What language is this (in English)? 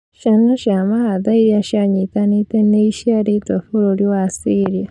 Kikuyu